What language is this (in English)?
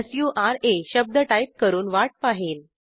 Marathi